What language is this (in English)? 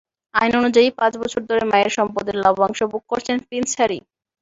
Bangla